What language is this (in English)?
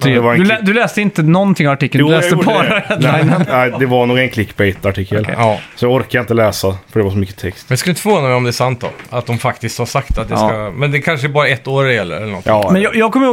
Swedish